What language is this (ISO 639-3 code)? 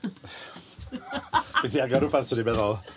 cym